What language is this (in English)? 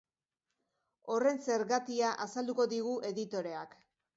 Basque